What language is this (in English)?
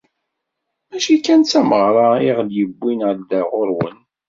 Kabyle